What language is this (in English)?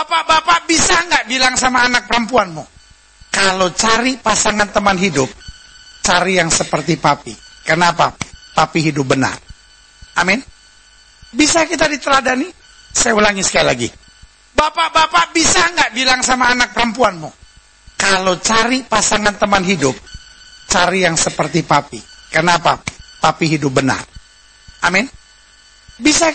Indonesian